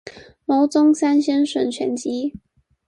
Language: Chinese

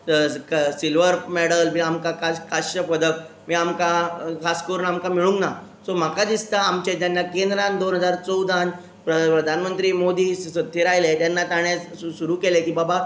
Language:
Konkani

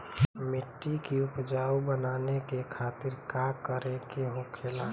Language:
Bhojpuri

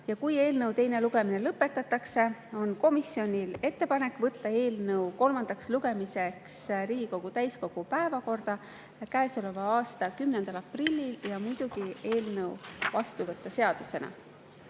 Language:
Estonian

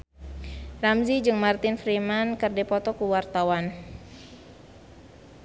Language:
Sundanese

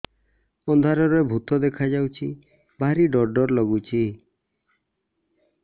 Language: Odia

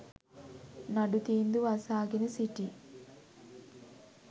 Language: Sinhala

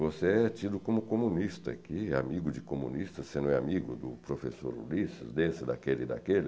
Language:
Portuguese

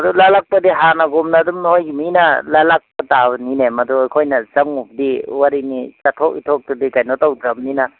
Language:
Manipuri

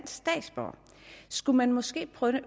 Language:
Danish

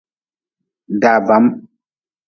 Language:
Nawdm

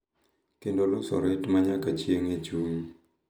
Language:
Luo (Kenya and Tanzania)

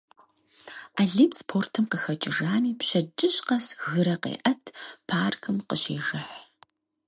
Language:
Kabardian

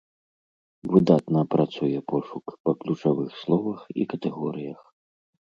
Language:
Belarusian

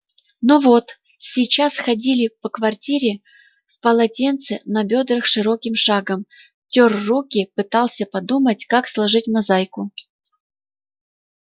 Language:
Russian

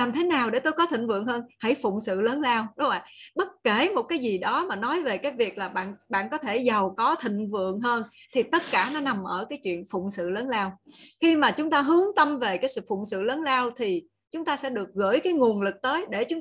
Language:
Vietnamese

